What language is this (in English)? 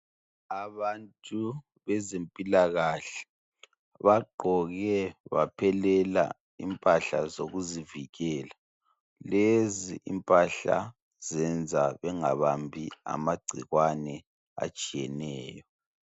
North Ndebele